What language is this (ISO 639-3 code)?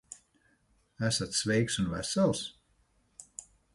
lav